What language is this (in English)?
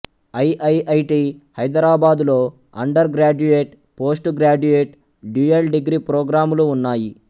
Telugu